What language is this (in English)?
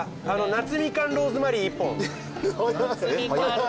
Japanese